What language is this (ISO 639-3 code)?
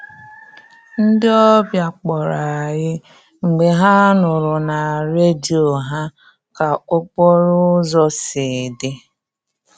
ibo